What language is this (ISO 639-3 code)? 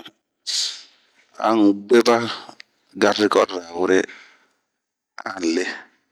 bmq